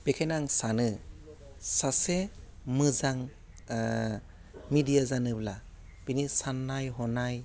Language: Bodo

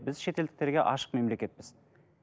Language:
Kazakh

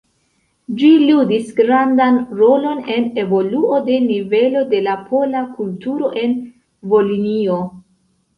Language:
Esperanto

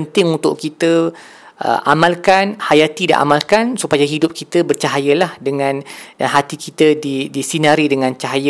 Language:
Malay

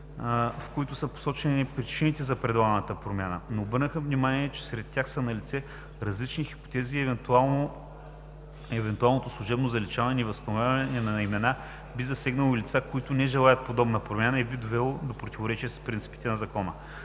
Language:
Bulgarian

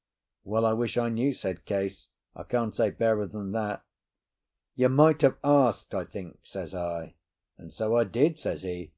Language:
English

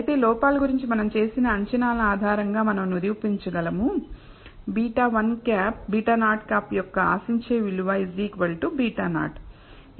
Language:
Telugu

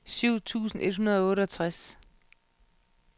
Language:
Danish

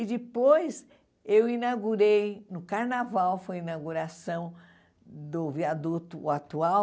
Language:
Portuguese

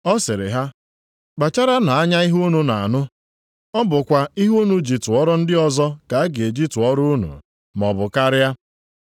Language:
Igbo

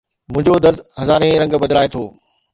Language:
Sindhi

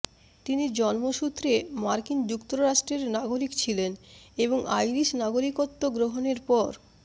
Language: Bangla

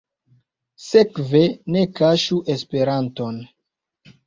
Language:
Esperanto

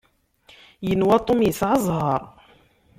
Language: Kabyle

